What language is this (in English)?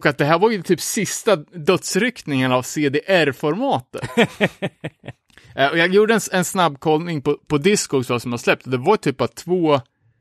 Swedish